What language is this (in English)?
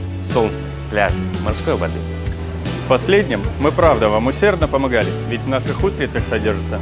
Russian